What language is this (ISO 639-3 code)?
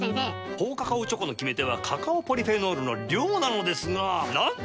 jpn